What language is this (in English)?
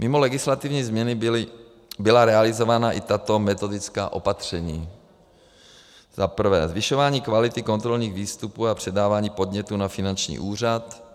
Czech